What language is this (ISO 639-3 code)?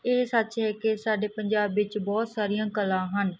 pan